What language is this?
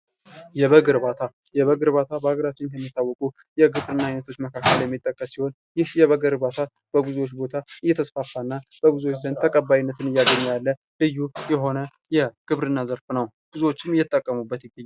Amharic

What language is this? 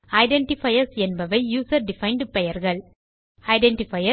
Tamil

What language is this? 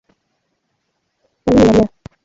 Swahili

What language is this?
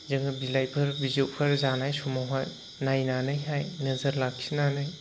Bodo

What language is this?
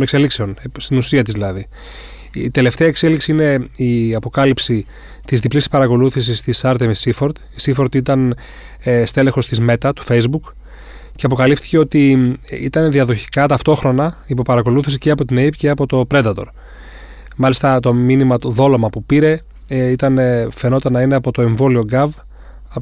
Greek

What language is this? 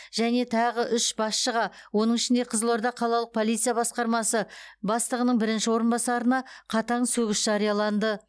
Kazakh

